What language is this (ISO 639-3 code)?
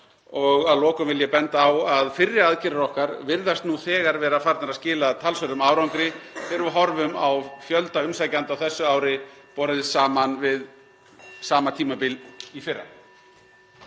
isl